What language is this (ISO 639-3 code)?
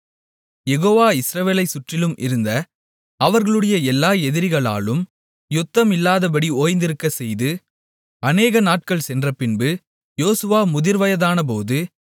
tam